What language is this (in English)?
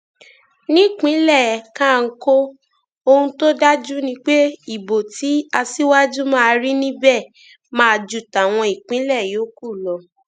Yoruba